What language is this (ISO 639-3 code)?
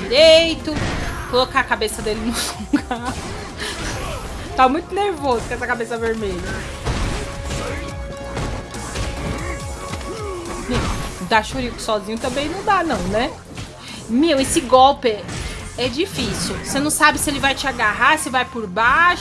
por